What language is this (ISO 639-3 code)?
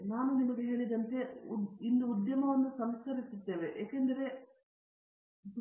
kan